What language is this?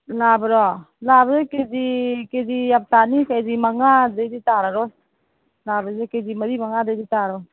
Manipuri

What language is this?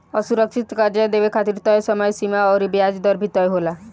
Bhojpuri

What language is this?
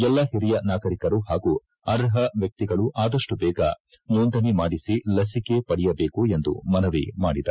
Kannada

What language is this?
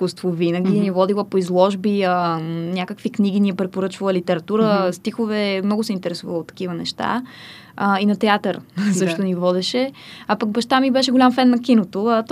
Bulgarian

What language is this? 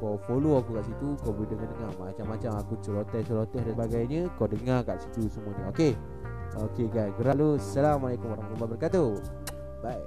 Malay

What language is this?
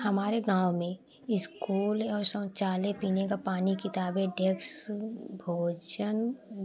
Hindi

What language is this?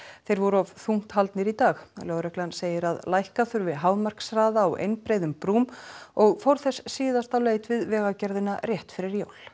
Icelandic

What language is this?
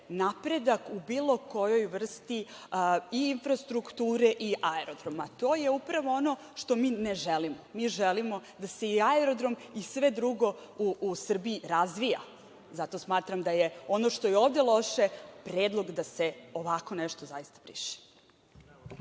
Serbian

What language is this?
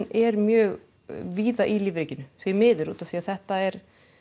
Icelandic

